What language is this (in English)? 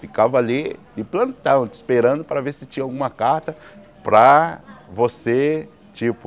Portuguese